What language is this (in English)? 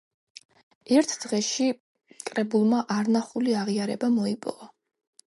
Georgian